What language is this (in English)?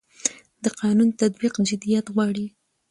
Pashto